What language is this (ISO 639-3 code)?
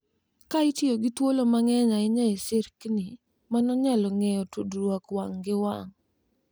luo